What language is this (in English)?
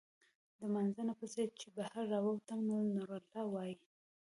Pashto